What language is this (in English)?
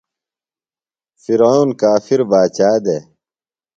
Phalura